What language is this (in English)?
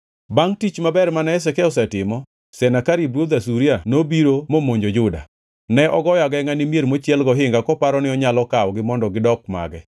Luo (Kenya and Tanzania)